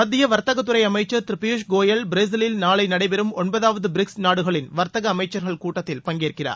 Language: Tamil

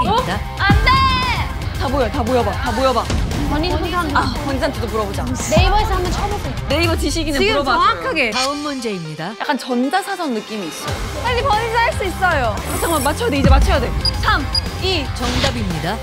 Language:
Korean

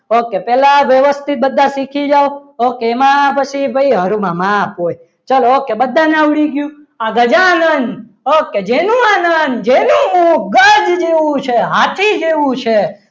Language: Gujarati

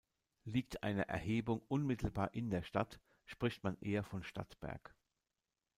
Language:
German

